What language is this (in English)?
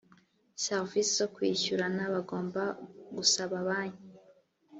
Kinyarwanda